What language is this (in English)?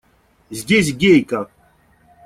Russian